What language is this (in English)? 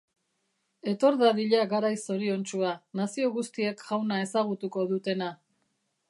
Basque